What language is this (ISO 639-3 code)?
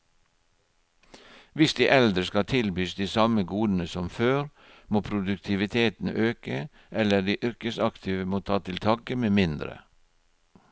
nor